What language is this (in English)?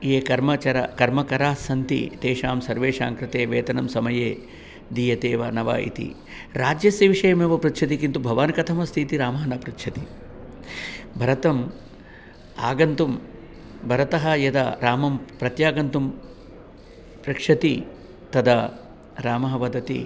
Sanskrit